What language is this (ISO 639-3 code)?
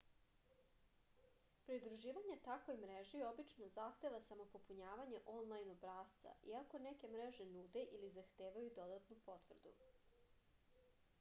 srp